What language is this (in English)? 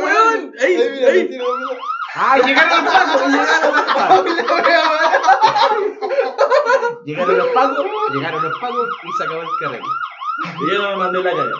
Spanish